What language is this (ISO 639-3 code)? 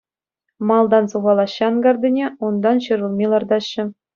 chv